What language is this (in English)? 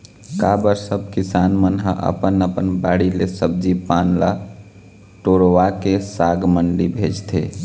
Chhattisgarhi